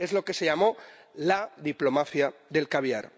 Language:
Spanish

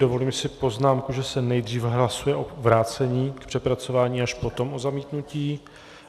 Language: Czech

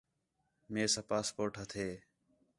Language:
Khetrani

